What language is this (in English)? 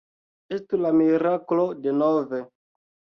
Esperanto